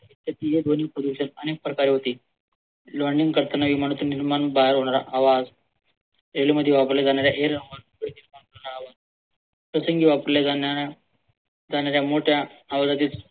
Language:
Marathi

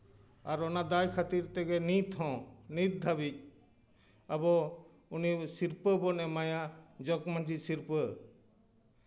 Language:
Santali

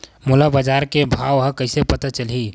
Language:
Chhattisgarhi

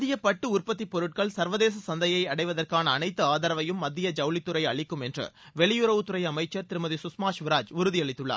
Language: Tamil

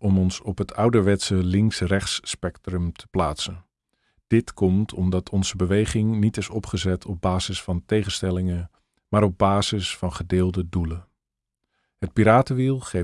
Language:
Dutch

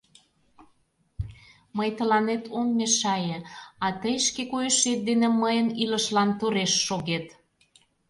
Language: Mari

